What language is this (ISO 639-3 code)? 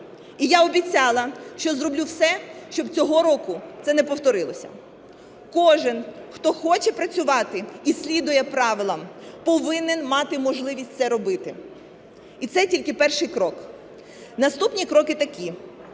ukr